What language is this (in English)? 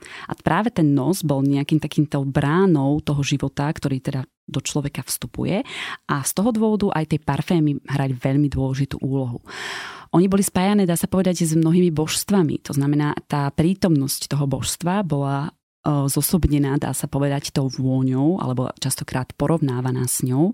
Slovak